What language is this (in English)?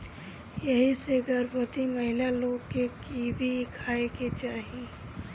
Bhojpuri